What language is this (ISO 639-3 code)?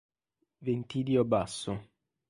ita